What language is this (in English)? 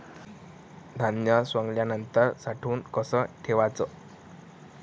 Marathi